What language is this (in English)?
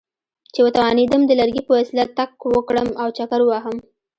Pashto